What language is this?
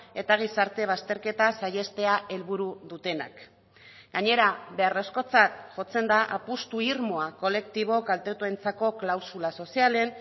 Basque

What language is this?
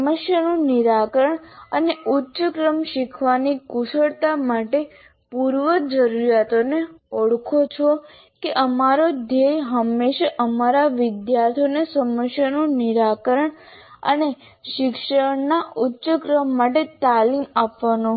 Gujarati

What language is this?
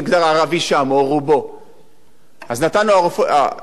Hebrew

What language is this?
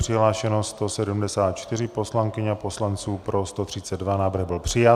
Czech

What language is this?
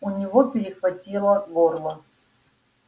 Russian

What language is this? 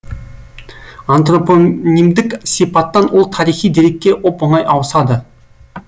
Kazakh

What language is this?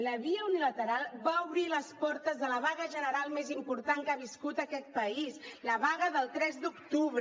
Catalan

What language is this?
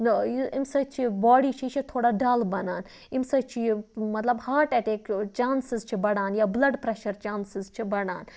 Kashmiri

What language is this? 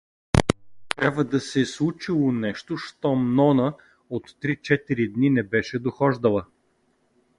Bulgarian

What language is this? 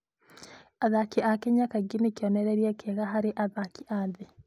Kikuyu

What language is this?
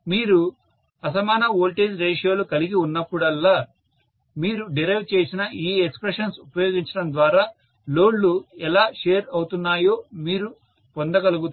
Telugu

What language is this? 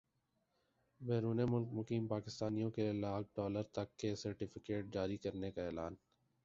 Urdu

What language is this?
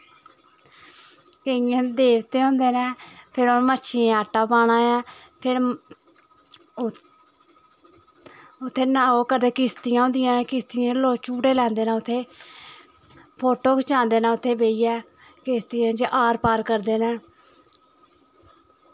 Dogri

